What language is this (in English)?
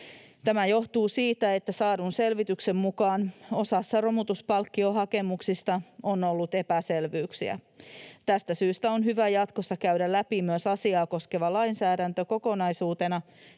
Finnish